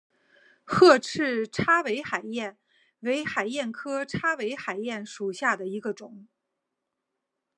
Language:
Chinese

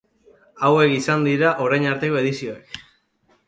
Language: Basque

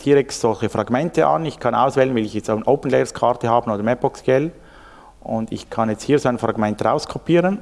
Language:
German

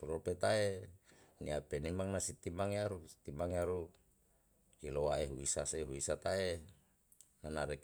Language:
Yalahatan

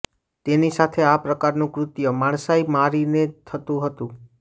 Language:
Gujarati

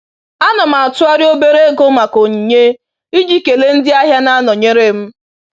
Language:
Igbo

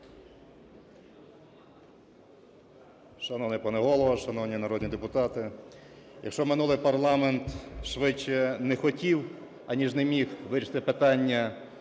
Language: Ukrainian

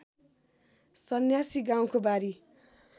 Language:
Nepali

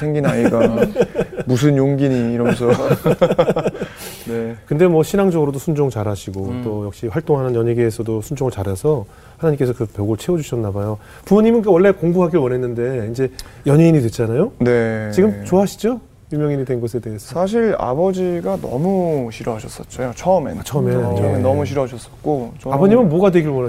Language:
Korean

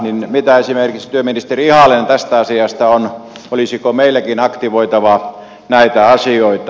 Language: Finnish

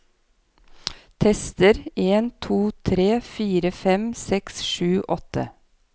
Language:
Norwegian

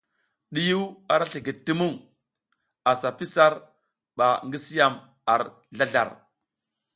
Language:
South Giziga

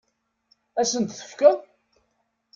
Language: Kabyle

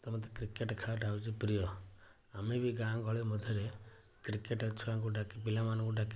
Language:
Odia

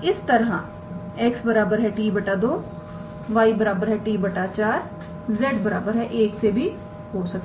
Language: Hindi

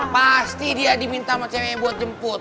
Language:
Indonesian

